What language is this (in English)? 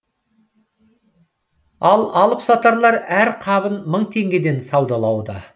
Kazakh